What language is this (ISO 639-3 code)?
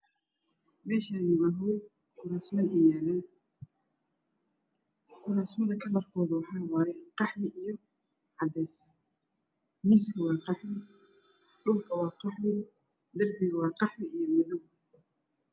som